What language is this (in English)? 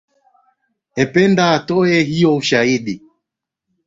Swahili